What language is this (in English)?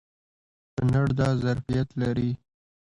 Pashto